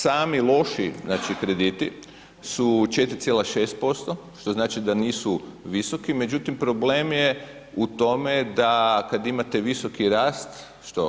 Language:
Croatian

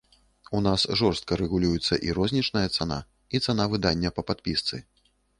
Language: Belarusian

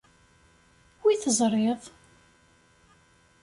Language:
Kabyle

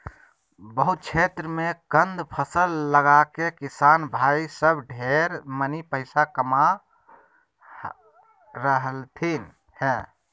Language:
Magahi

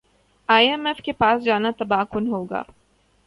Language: Urdu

